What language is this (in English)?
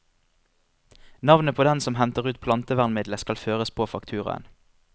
Norwegian